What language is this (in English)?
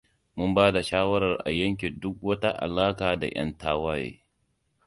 Hausa